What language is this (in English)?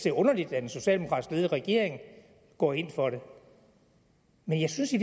Danish